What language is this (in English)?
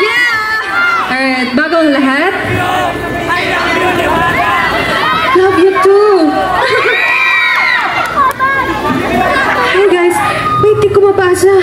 Filipino